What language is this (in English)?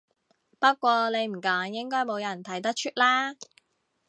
Cantonese